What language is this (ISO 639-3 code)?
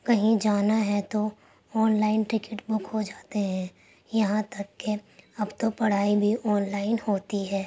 urd